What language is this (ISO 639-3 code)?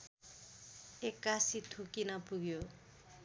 nep